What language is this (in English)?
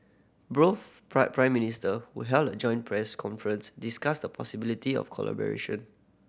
English